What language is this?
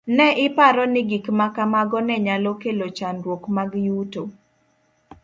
Luo (Kenya and Tanzania)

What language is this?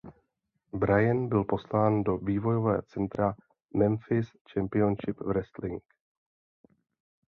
Czech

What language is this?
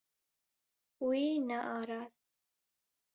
Kurdish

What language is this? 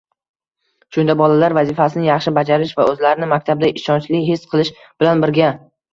Uzbek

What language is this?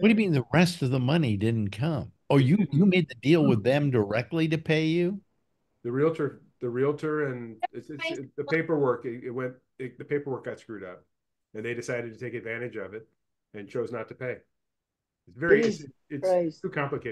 English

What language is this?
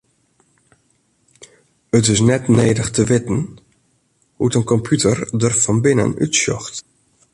Western Frisian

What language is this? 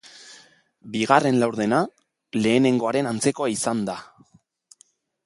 Basque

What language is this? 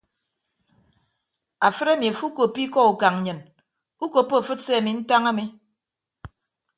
Ibibio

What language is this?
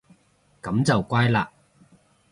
Cantonese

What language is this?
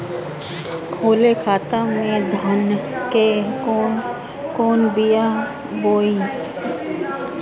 Bhojpuri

